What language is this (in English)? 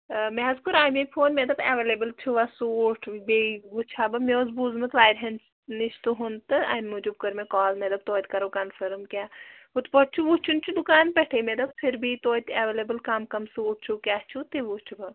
Kashmiri